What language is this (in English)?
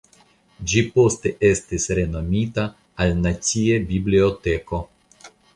Esperanto